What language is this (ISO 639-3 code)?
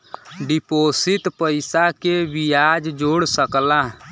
bho